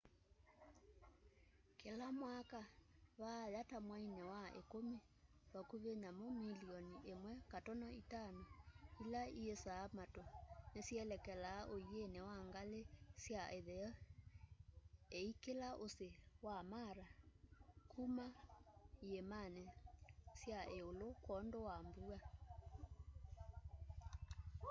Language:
Kamba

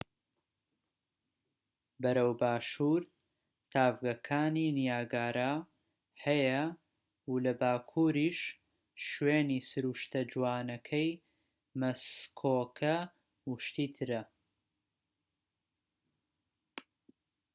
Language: Central Kurdish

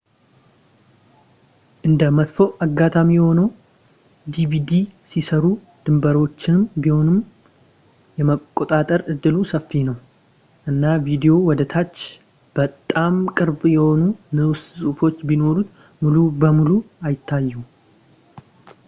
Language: Amharic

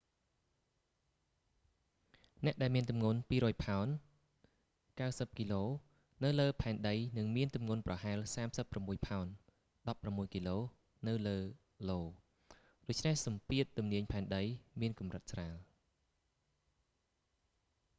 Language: Khmer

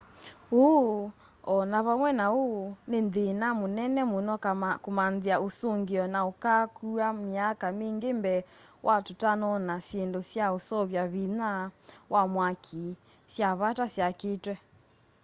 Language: Kamba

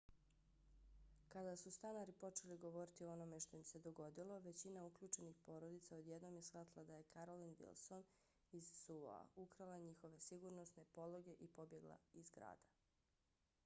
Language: Bosnian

